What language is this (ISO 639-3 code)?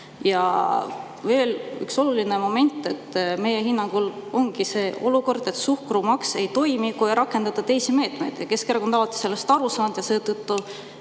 est